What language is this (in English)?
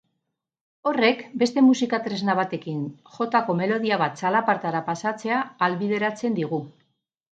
Basque